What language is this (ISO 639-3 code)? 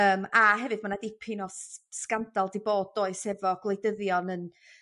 cym